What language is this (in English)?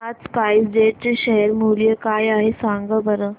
Marathi